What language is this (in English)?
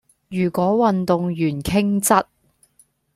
Cantonese